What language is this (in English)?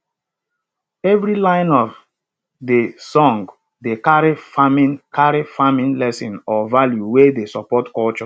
Nigerian Pidgin